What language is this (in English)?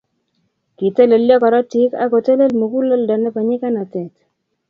Kalenjin